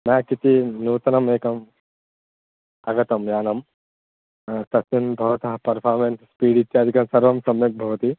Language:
Sanskrit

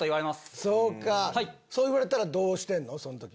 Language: Japanese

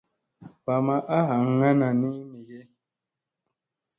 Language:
Musey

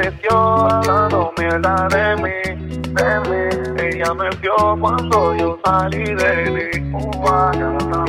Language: Italian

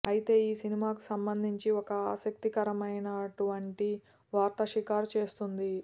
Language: Telugu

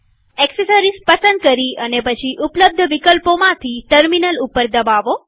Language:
Gujarati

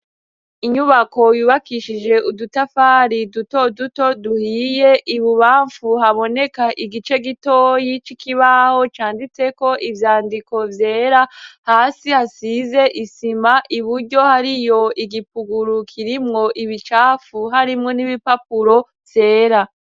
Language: Rundi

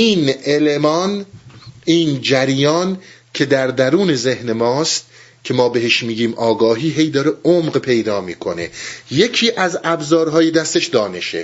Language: Persian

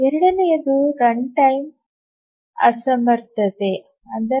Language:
Kannada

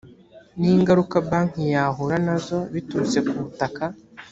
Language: Kinyarwanda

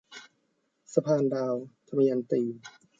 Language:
Thai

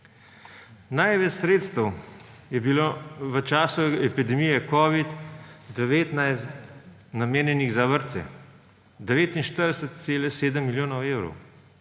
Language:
Slovenian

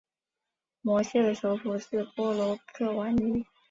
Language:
Chinese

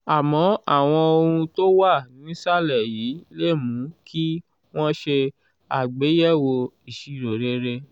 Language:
Yoruba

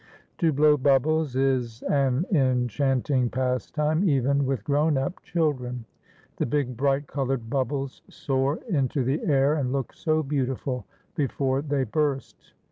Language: English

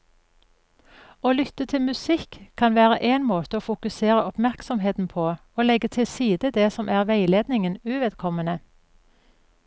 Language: Norwegian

